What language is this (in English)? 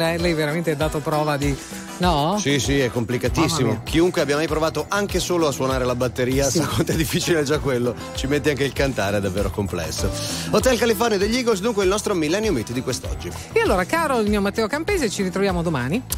Italian